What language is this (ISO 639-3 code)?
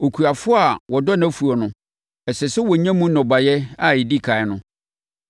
aka